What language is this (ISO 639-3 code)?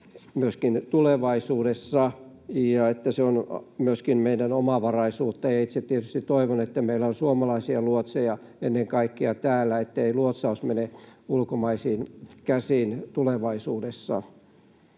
fin